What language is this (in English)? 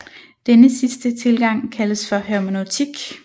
Danish